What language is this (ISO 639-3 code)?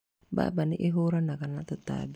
kik